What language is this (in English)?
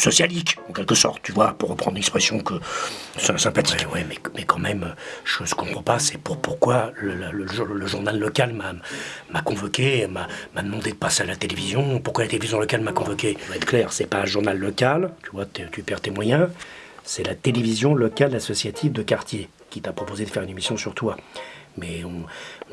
French